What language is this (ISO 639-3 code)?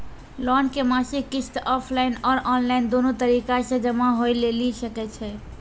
mai